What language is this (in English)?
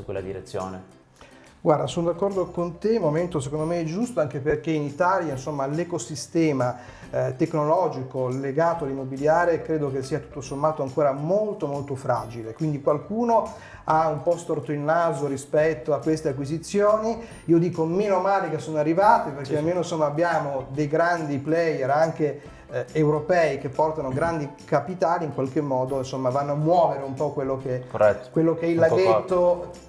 Italian